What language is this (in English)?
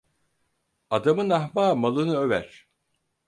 Turkish